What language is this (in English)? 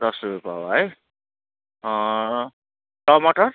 Nepali